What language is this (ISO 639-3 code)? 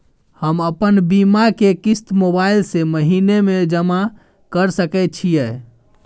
mai